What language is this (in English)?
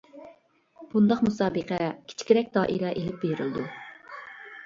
Uyghur